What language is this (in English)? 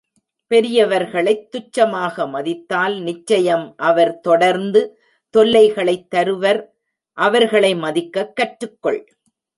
Tamil